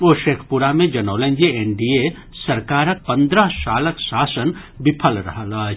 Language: Maithili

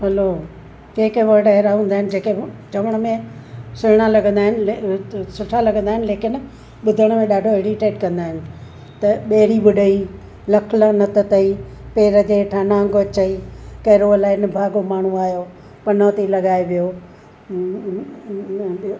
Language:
Sindhi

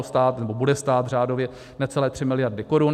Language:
Czech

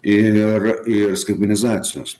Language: Lithuanian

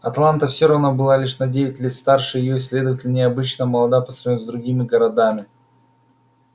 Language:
Russian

